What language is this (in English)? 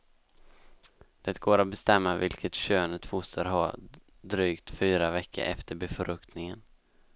Swedish